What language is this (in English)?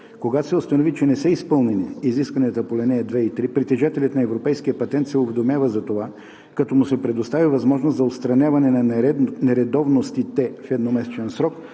Bulgarian